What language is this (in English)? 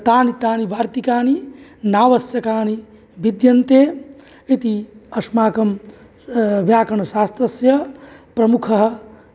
Sanskrit